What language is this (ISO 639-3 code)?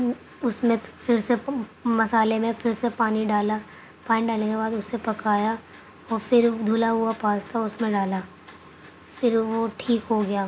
urd